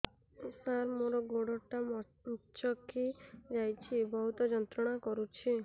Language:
Odia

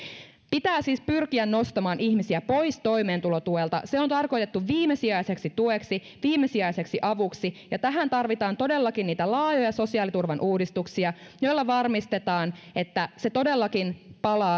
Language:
Finnish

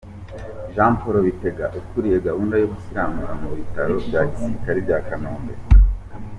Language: Kinyarwanda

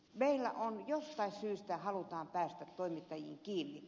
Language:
Finnish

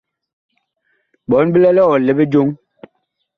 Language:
Bakoko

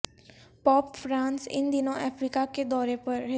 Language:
Urdu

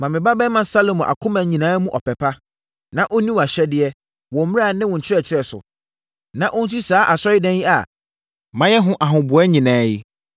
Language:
Akan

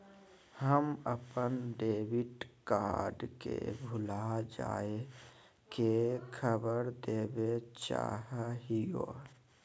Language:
Magahi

